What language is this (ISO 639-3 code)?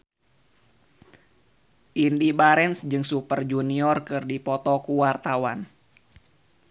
sun